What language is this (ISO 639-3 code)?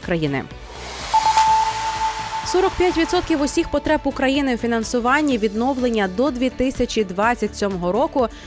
ukr